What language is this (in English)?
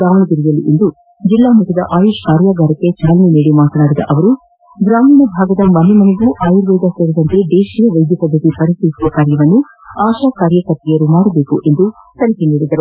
Kannada